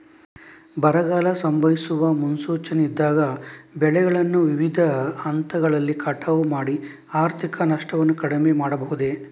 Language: Kannada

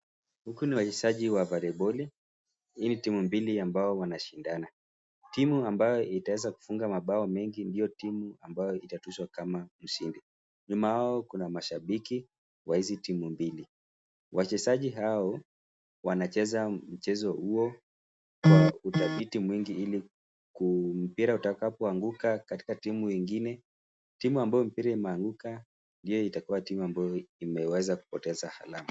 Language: Swahili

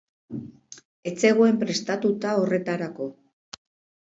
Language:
Basque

